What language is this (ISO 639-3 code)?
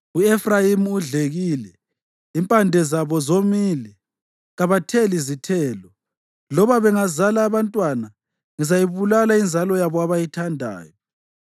nde